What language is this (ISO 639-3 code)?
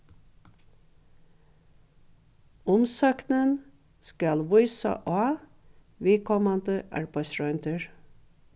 fao